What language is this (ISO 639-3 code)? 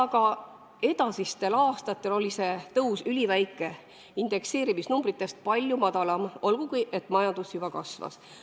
est